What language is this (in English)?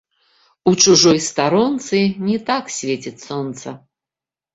Belarusian